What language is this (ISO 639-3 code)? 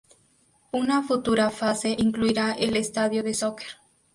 spa